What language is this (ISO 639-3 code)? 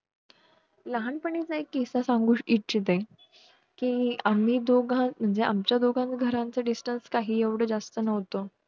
mar